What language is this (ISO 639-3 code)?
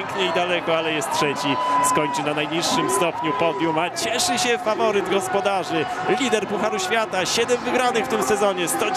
pol